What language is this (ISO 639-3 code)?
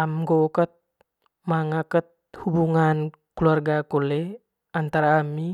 mqy